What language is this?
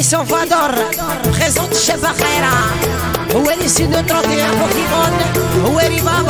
Arabic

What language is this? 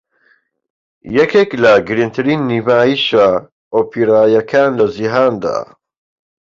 Central Kurdish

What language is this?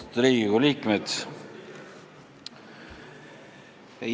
Estonian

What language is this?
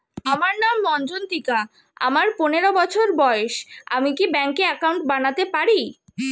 Bangla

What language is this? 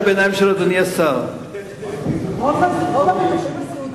Hebrew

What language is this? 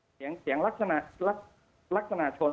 Thai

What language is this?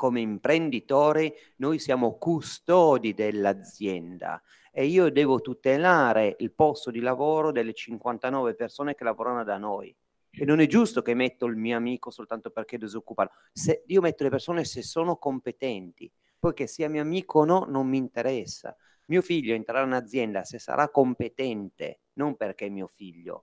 Italian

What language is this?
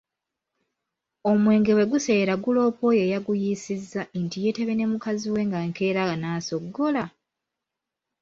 Ganda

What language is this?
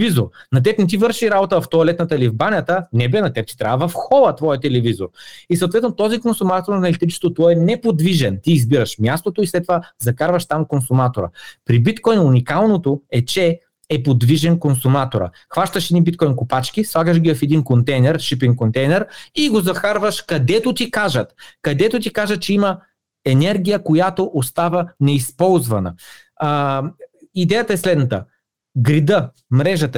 Bulgarian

